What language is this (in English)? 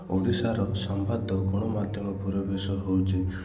Odia